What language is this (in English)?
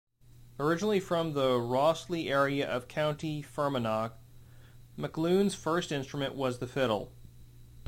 English